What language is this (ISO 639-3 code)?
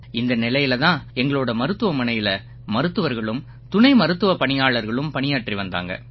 tam